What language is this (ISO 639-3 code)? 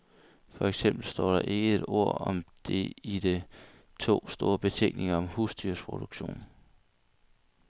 dan